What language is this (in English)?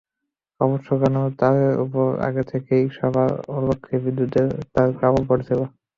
Bangla